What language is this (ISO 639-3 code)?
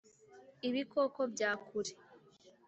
kin